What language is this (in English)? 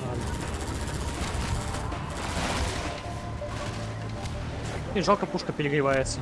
Russian